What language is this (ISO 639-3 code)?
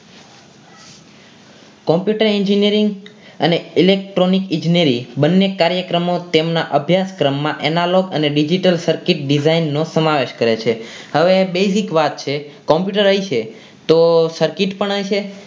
guj